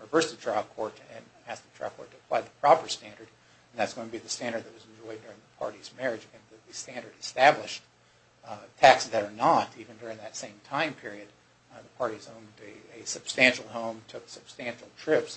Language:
English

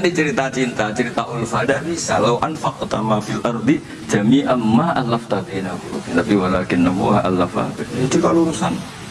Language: Indonesian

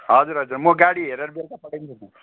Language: Nepali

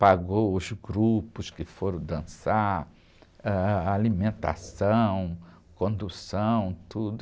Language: Portuguese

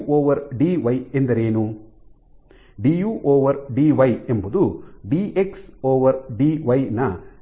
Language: Kannada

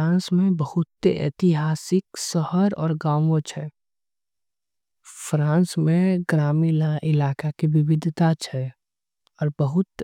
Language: Angika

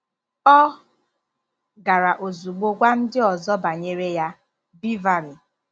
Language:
Igbo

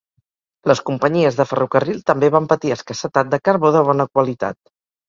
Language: Catalan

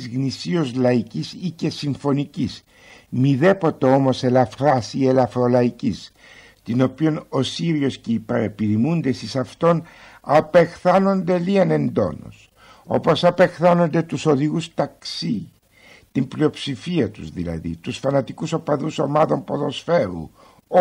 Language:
Greek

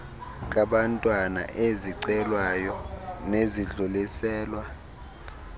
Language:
Xhosa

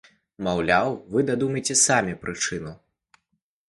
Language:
Belarusian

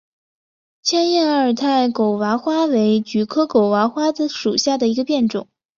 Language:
Chinese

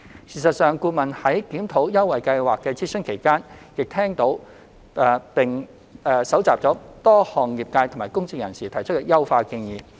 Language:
Cantonese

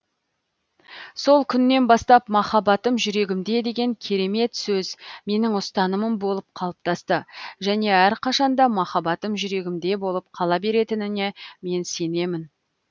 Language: Kazakh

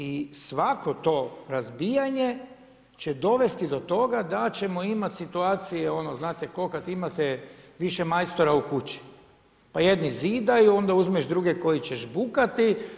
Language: Croatian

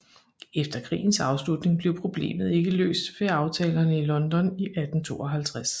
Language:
Danish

